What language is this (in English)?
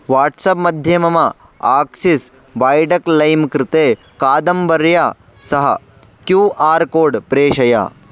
Sanskrit